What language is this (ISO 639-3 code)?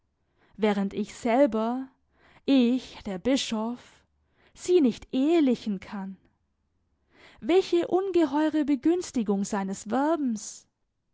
deu